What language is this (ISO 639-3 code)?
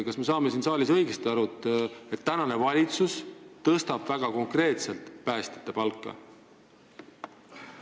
est